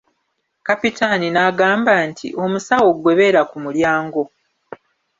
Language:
Ganda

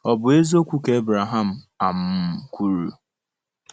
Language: Igbo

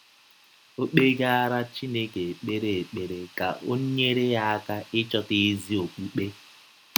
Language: Igbo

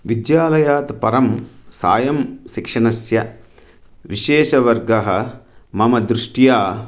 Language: Sanskrit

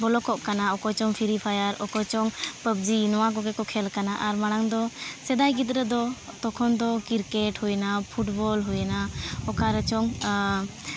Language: Santali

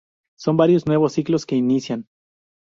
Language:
Spanish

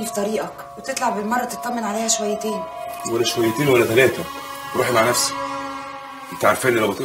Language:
Arabic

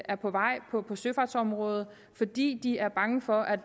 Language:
Danish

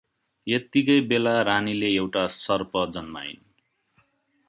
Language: Nepali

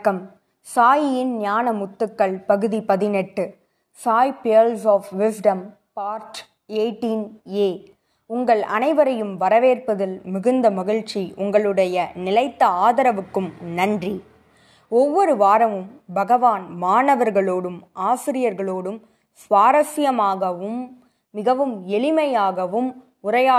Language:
Tamil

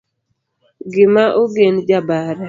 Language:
Luo (Kenya and Tanzania)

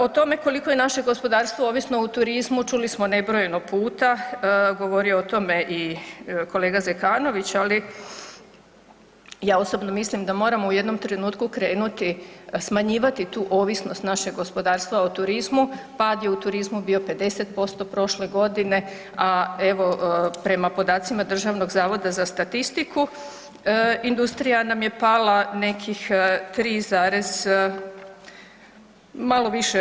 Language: Croatian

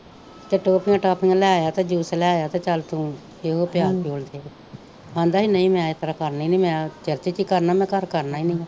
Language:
Punjabi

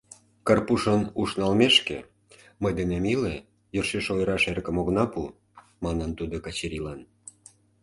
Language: Mari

